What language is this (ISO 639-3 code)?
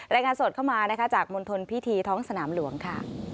tha